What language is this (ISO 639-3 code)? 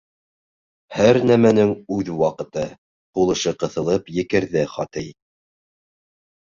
bak